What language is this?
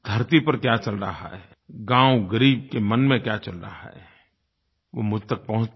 Hindi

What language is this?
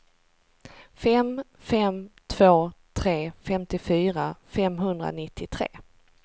Swedish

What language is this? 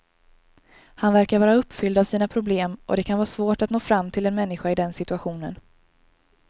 Swedish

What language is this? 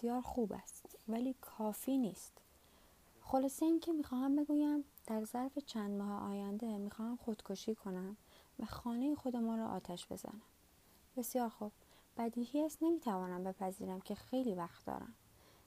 Persian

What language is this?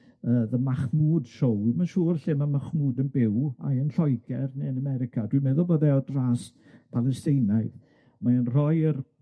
Welsh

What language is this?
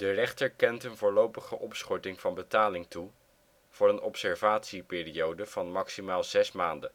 Dutch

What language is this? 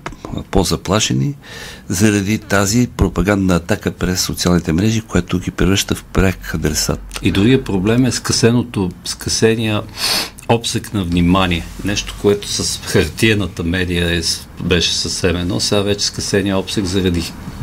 Bulgarian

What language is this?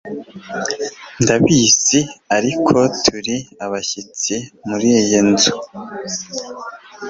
Kinyarwanda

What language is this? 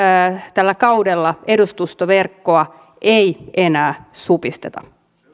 Finnish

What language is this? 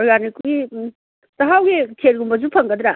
Manipuri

